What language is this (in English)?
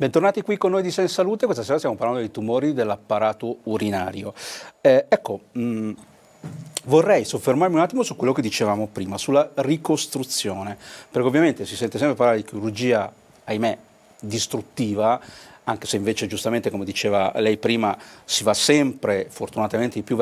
Italian